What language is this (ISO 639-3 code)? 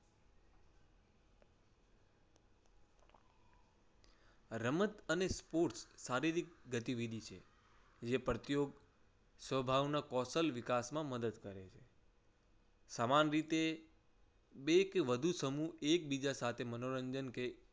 guj